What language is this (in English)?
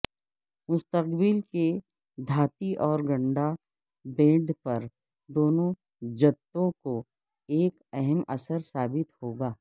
Urdu